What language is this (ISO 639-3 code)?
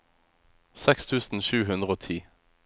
nor